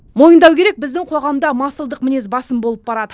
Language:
Kazakh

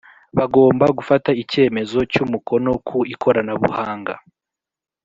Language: Kinyarwanda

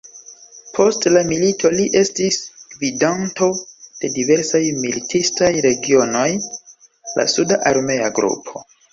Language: Esperanto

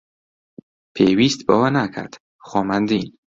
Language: Central Kurdish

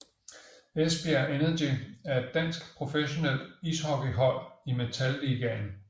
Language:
Danish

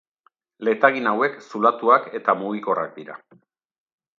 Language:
Basque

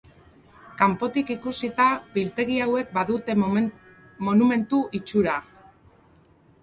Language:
Basque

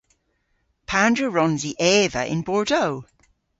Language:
Cornish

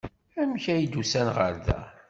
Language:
Kabyle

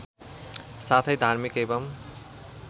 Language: Nepali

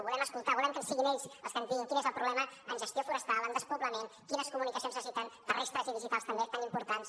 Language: Catalan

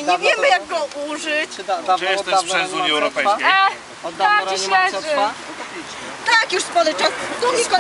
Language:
Polish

